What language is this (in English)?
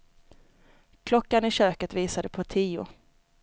Swedish